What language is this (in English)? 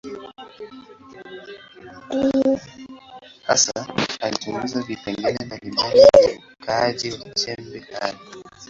Swahili